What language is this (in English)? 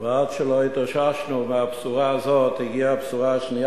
Hebrew